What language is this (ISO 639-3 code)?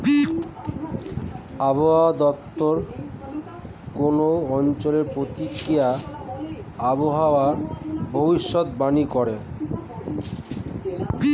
ben